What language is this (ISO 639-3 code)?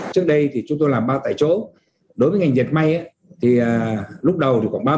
vie